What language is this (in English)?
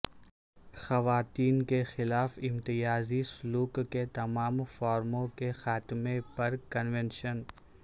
Urdu